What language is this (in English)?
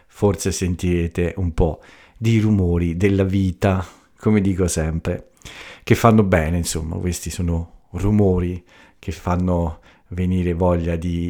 Italian